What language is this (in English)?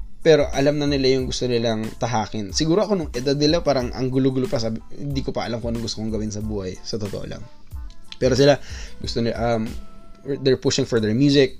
Filipino